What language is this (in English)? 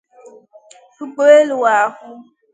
Igbo